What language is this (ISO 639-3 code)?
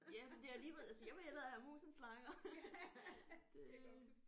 dan